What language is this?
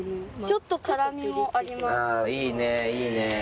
Japanese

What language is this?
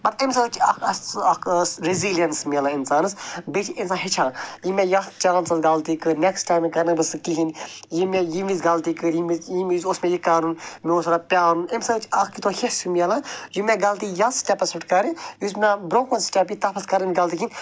Kashmiri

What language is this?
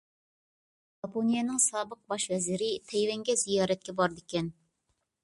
Uyghur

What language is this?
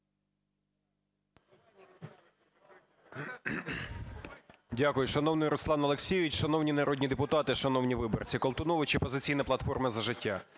Ukrainian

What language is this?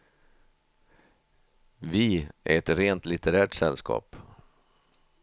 Swedish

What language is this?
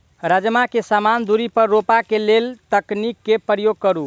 Maithili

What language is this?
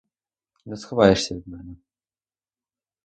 Ukrainian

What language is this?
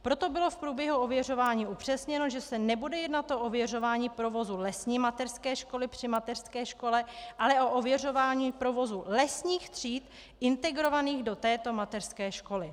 Czech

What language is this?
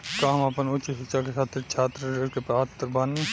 Bhojpuri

